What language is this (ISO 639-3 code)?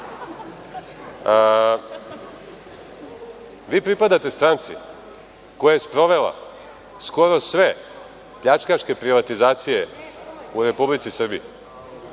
srp